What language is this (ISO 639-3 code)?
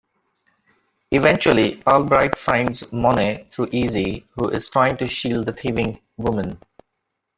eng